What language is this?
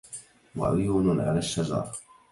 Arabic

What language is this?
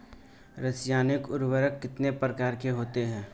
Hindi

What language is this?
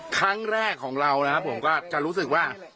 Thai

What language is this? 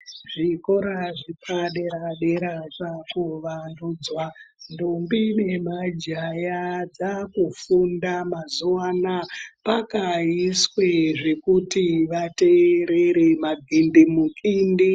Ndau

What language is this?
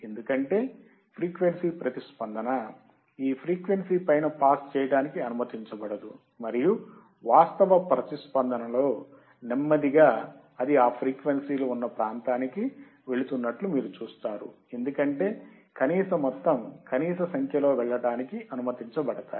Telugu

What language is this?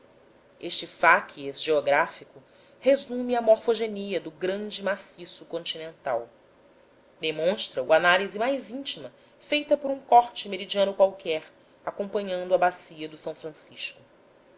Portuguese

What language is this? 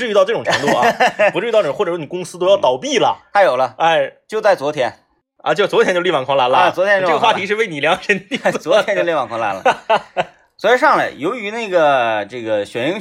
Chinese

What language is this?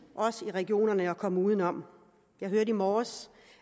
Danish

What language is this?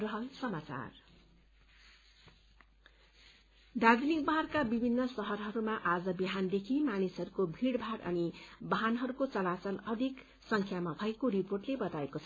Nepali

